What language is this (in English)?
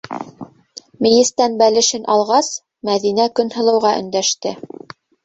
Bashkir